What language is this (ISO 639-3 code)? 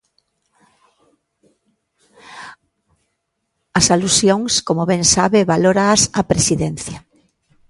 glg